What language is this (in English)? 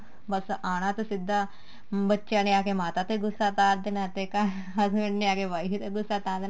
Punjabi